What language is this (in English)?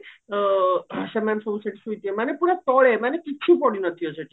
Odia